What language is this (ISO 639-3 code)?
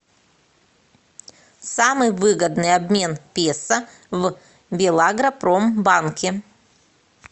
rus